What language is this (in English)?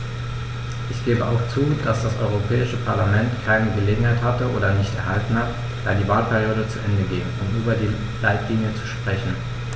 German